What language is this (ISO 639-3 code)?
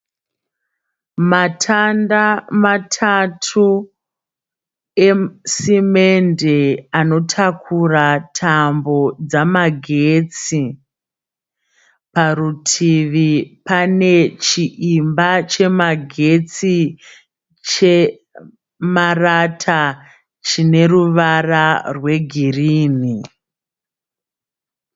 sna